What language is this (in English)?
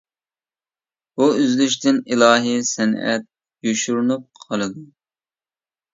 Uyghur